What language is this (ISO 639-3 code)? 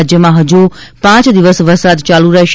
guj